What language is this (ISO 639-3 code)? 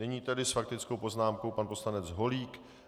ces